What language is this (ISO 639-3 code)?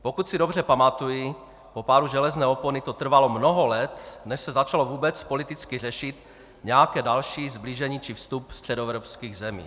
ces